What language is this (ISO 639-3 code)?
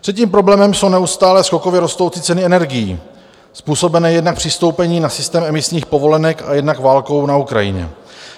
ces